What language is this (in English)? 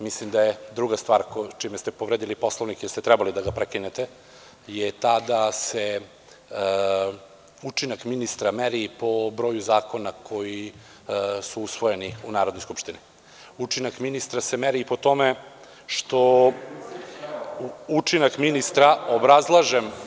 Serbian